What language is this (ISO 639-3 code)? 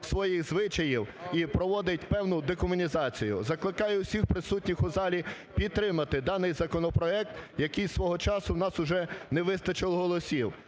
ukr